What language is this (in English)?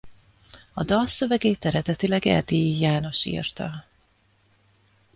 Hungarian